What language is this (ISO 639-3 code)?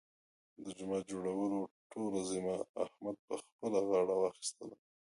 pus